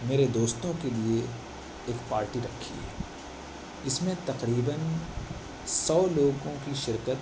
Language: Urdu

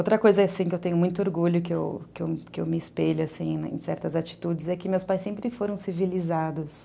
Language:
Portuguese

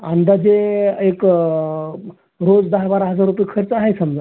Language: Marathi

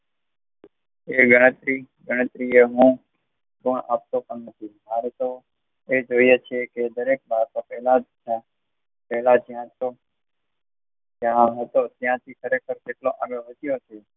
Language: Gujarati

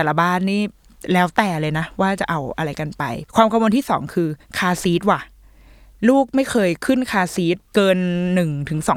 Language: Thai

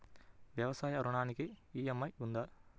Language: Telugu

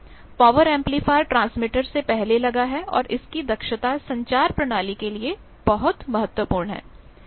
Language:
Hindi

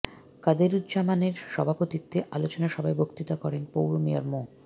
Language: Bangla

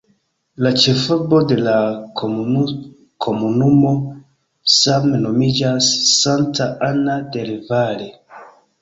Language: Esperanto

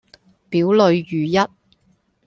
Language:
Cantonese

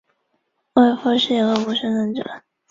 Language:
Chinese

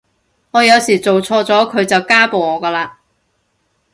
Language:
Cantonese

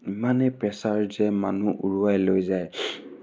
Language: Assamese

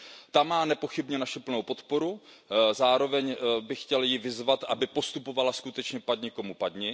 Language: Czech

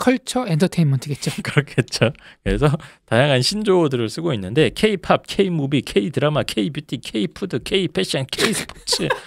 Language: Korean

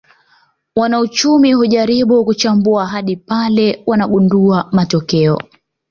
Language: Swahili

